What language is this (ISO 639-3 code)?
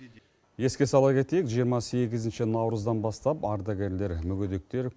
kaz